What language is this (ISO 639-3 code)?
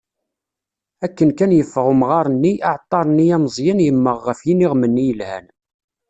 kab